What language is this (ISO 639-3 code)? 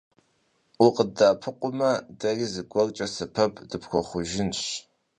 kbd